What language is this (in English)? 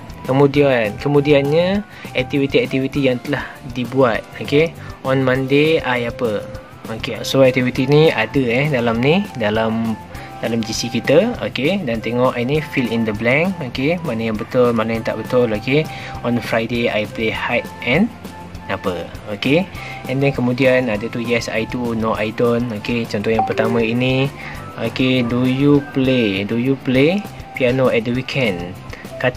Malay